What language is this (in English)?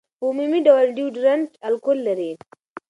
Pashto